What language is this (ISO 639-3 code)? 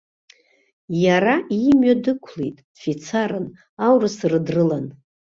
abk